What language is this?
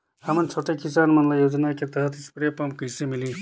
Chhattisgarhi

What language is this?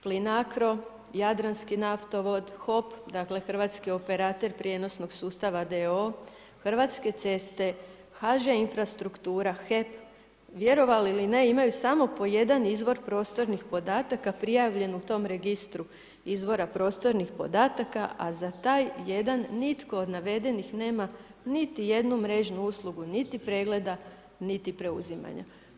Croatian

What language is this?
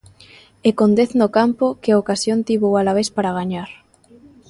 Galician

